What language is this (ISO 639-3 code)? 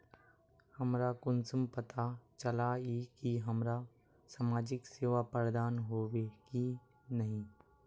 mag